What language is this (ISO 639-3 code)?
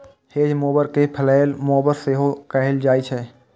mai